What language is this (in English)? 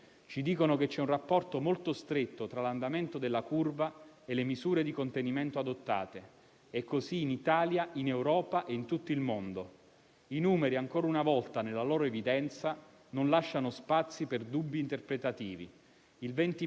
Italian